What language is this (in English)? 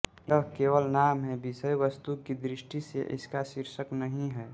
Hindi